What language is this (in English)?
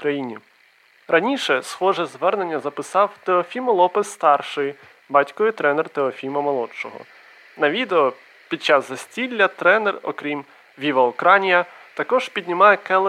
Ukrainian